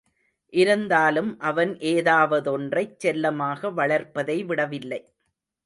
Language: Tamil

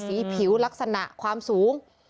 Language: Thai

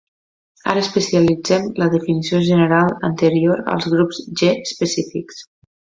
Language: Catalan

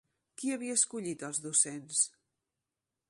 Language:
Catalan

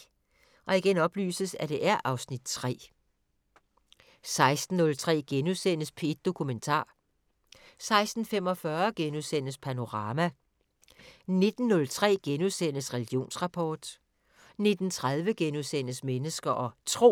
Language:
Danish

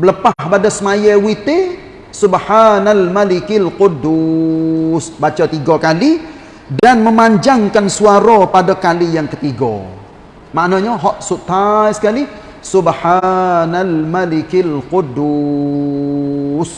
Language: Malay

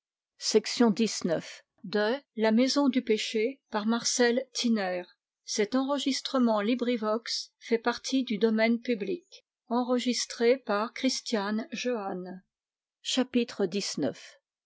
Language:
French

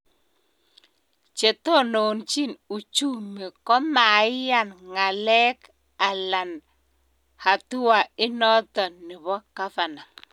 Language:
Kalenjin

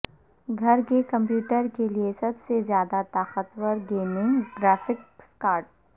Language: Urdu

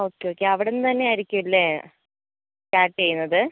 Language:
Malayalam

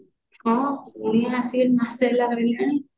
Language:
Odia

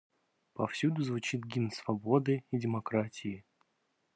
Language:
Russian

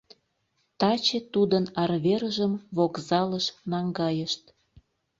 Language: Mari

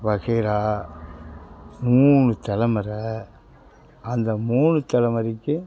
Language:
Tamil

